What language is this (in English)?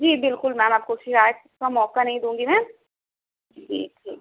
Urdu